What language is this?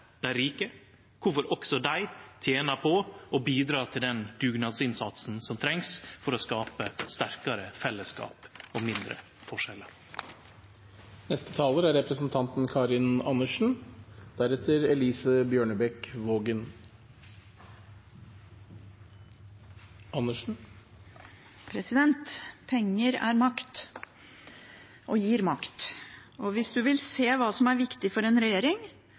Norwegian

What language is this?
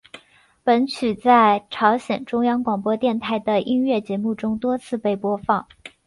Chinese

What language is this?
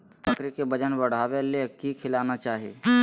Magahi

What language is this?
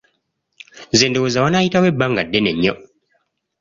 Ganda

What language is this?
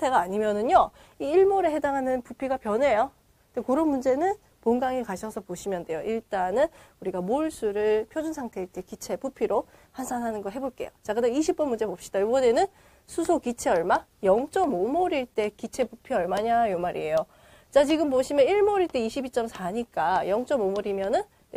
Korean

